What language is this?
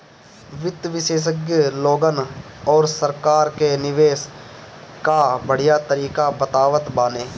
Bhojpuri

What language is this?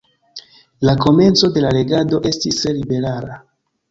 Esperanto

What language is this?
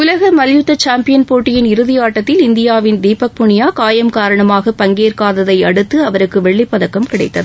Tamil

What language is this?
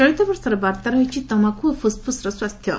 Odia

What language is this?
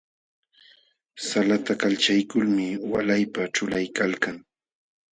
Jauja Wanca Quechua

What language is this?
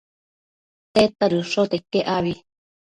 Matsés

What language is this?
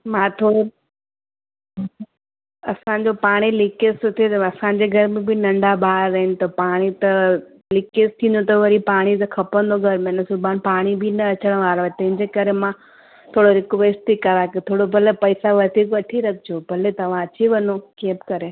Sindhi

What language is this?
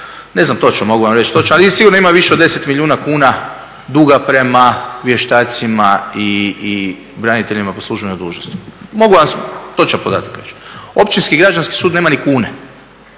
Croatian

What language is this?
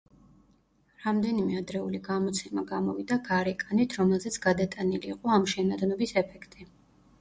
Georgian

